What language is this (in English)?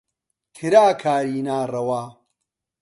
Central Kurdish